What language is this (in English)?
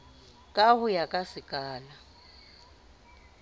Southern Sotho